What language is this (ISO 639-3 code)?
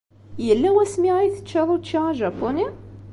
kab